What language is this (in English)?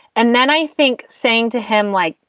English